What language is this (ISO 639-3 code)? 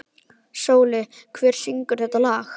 isl